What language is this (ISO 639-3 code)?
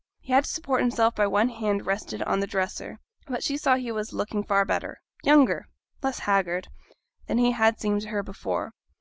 eng